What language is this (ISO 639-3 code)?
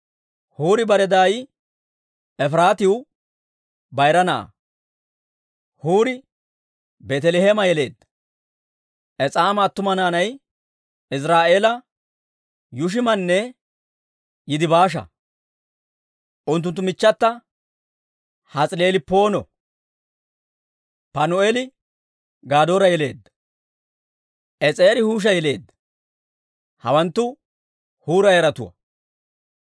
dwr